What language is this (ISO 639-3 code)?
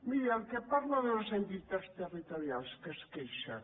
cat